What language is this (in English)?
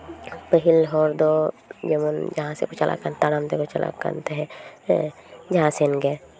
Santali